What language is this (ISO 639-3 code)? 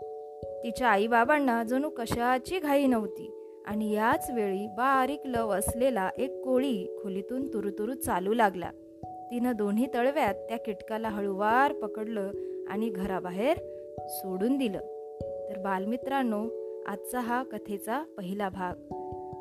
mar